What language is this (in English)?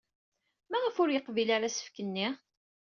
Kabyle